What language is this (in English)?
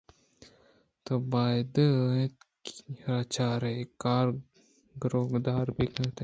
Eastern Balochi